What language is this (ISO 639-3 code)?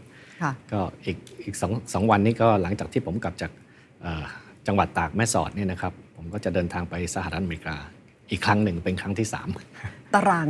tha